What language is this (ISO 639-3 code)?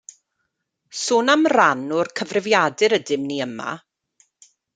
cym